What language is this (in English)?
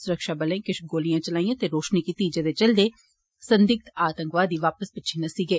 Dogri